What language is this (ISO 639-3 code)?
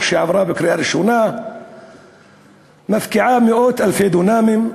heb